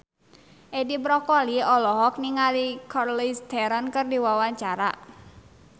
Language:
Sundanese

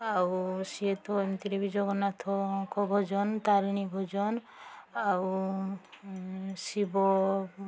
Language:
Odia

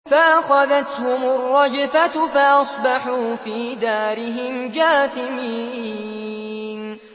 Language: Arabic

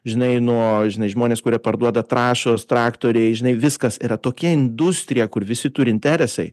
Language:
Lithuanian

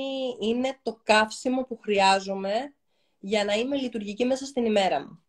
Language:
Greek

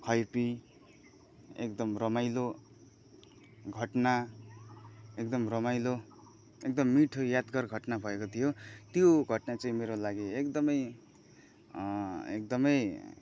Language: Nepali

